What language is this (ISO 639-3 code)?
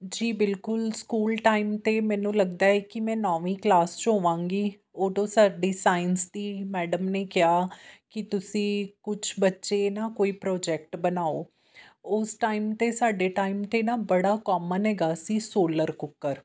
pan